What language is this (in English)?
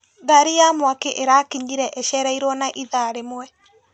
Kikuyu